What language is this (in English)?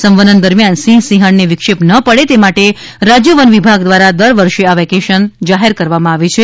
Gujarati